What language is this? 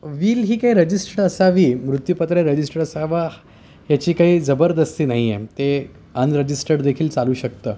Marathi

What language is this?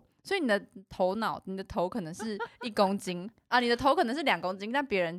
Chinese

